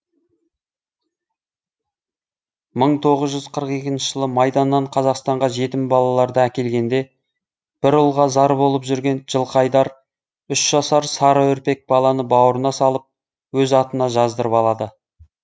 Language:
Kazakh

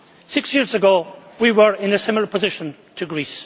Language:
English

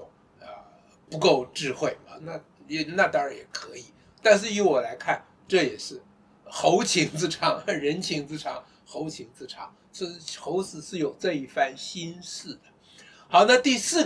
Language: Chinese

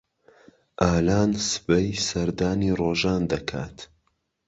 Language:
Central Kurdish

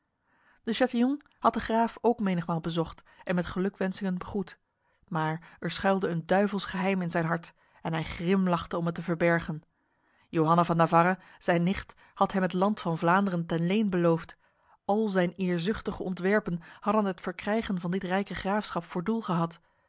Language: Dutch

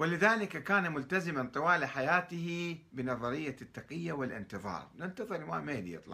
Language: Arabic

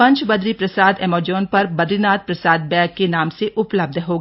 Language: Hindi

